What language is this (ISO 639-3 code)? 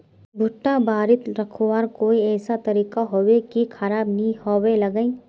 mag